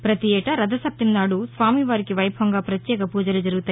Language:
Telugu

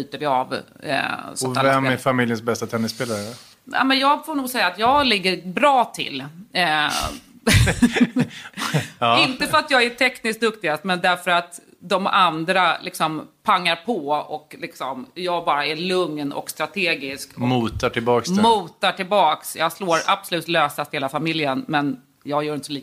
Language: Swedish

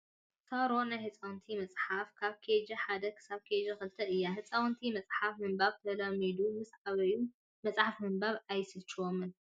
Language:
Tigrinya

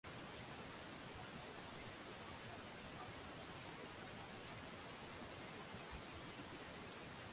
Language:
Swahili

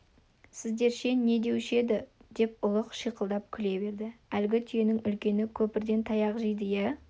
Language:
Kazakh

